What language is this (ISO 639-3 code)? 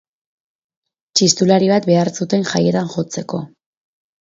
eus